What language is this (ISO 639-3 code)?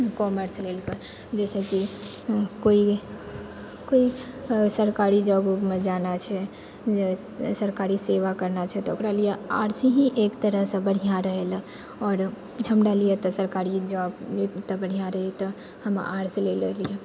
mai